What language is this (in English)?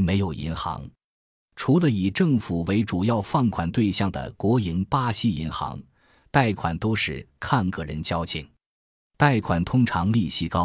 Chinese